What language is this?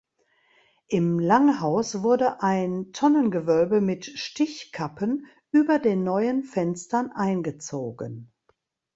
German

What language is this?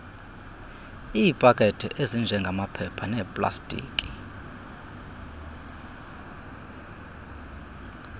Xhosa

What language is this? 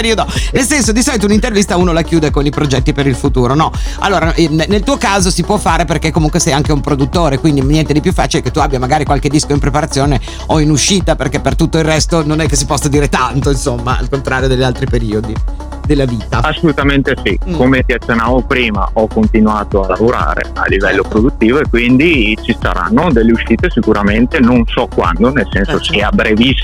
Italian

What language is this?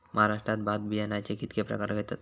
Marathi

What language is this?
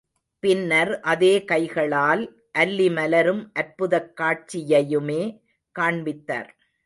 Tamil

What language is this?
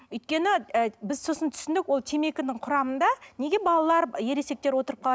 Kazakh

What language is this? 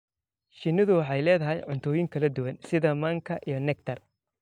Somali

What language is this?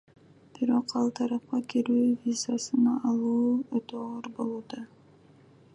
Kyrgyz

